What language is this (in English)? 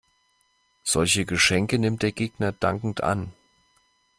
German